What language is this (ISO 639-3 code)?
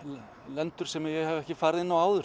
isl